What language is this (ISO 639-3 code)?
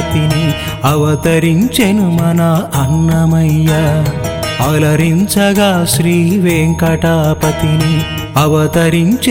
tel